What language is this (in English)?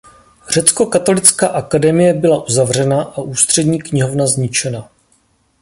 Czech